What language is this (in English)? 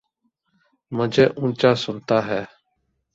Urdu